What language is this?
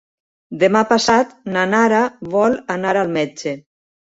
Catalan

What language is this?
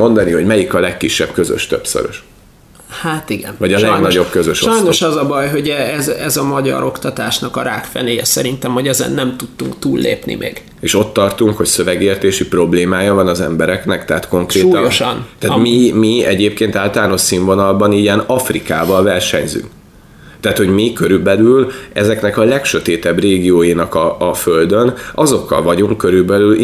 Hungarian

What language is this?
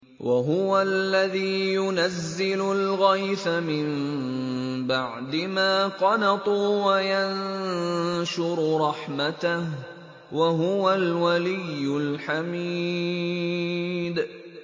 Arabic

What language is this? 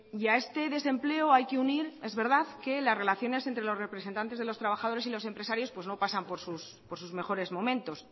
Spanish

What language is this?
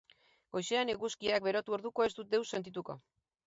Basque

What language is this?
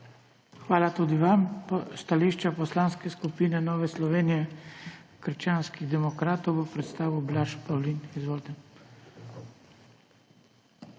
Slovenian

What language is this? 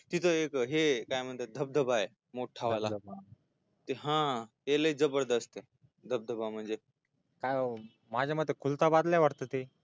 Marathi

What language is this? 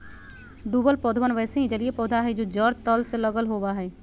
Magahi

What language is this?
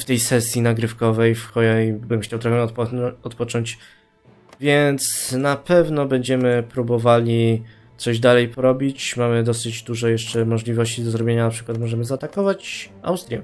Polish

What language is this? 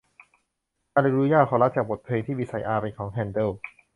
Thai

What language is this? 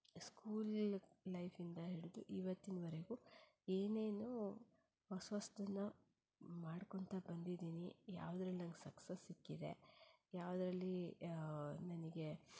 Kannada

